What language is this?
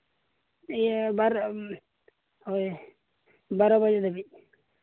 Santali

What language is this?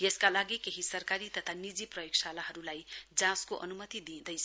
Nepali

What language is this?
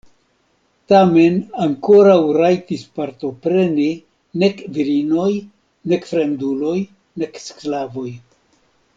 Esperanto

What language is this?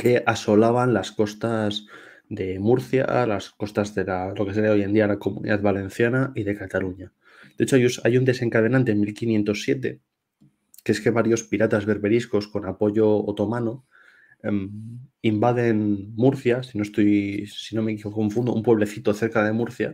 Spanish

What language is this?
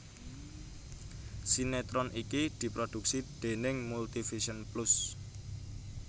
Javanese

